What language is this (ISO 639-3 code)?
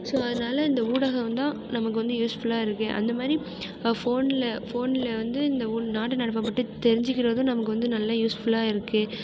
tam